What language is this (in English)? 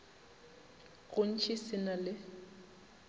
Northern Sotho